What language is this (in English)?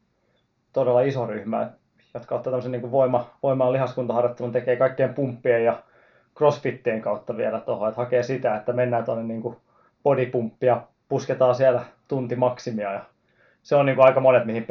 Finnish